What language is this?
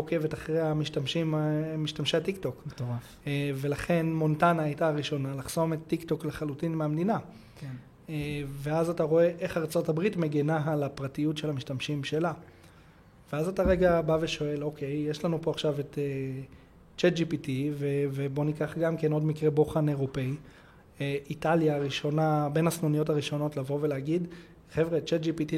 Hebrew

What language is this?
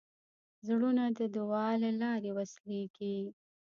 Pashto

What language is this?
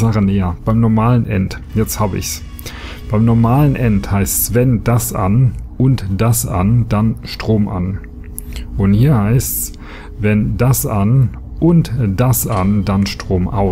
German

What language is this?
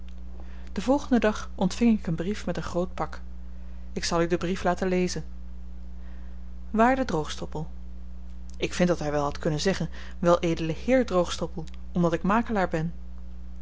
Dutch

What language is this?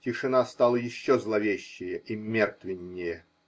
Russian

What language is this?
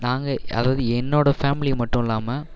Tamil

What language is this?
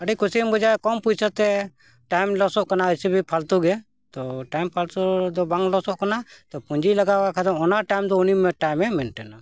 Santali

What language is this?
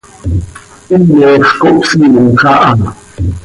Seri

